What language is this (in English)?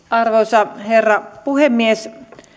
Finnish